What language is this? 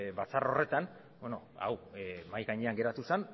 Basque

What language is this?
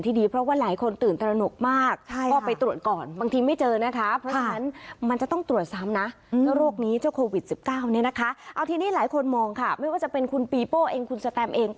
Thai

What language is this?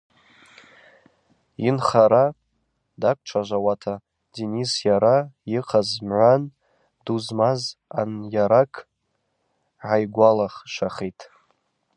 Abaza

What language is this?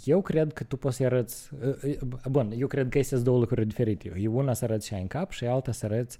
Romanian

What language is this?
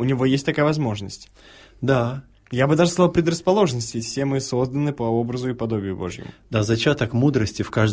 Russian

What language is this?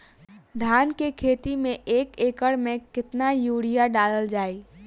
Bhojpuri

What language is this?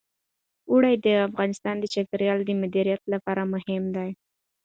Pashto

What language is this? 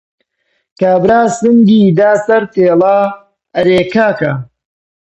Central Kurdish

